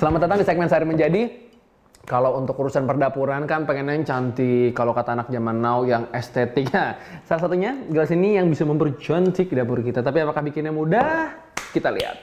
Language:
Indonesian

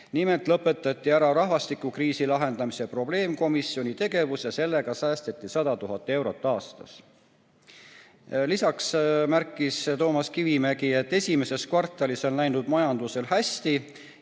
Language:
Estonian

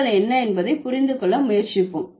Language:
Tamil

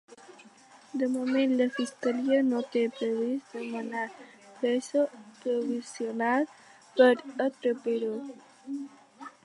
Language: Catalan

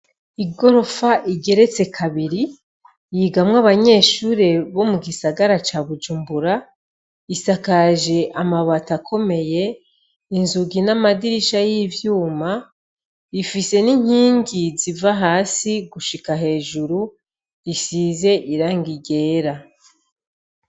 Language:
Rundi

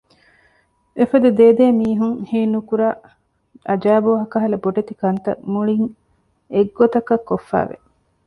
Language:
Divehi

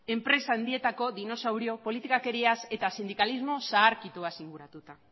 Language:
Basque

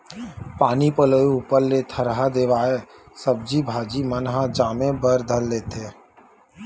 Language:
Chhattisgarhi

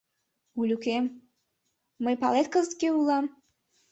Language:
Mari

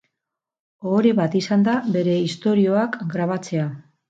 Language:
Basque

